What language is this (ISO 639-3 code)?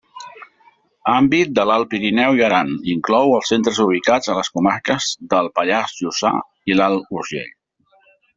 cat